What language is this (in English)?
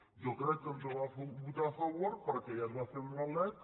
Catalan